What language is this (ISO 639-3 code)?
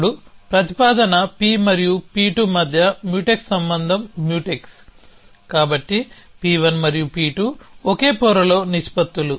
tel